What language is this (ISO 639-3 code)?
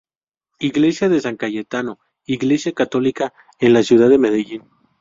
spa